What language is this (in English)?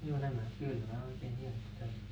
Finnish